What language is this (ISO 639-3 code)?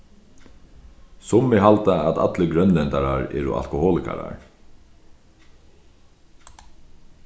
fao